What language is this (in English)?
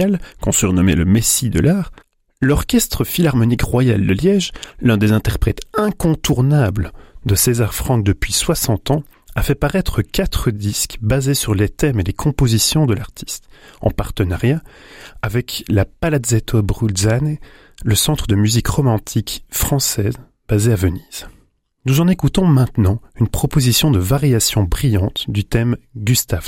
French